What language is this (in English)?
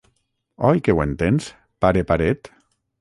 Catalan